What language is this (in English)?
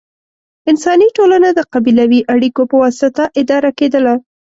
Pashto